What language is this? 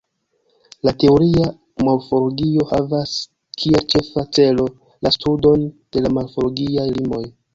Esperanto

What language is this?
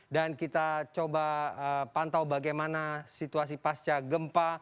Indonesian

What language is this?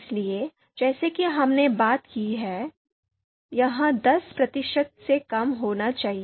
Hindi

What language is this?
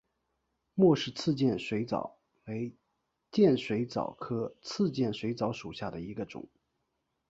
Chinese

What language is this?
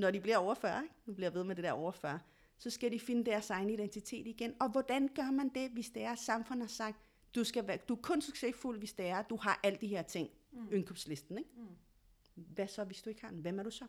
Danish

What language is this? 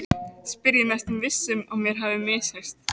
Icelandic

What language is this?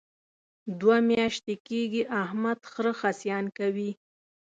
Pashto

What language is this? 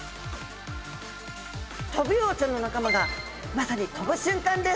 Japanese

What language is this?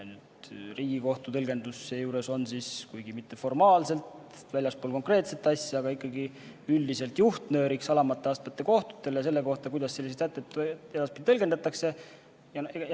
Estonian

